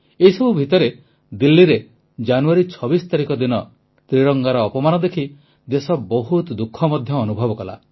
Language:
Odia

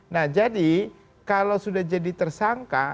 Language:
Indonesian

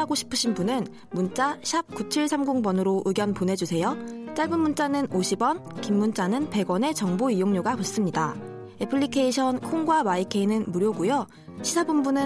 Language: Korean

